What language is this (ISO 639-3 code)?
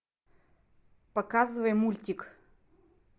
rus